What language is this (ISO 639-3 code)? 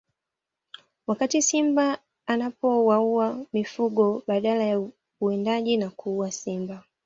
swa